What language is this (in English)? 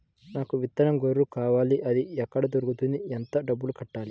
Telugu